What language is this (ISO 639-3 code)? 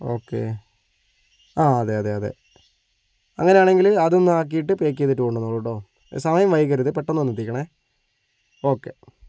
mal